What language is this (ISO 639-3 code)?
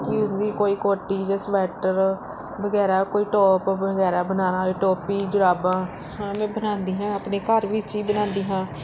pan